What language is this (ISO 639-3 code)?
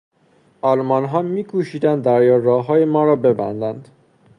fas